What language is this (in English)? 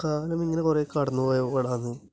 Malayalam